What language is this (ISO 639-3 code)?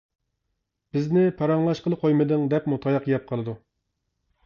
uig